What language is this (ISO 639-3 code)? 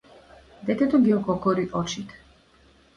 mkd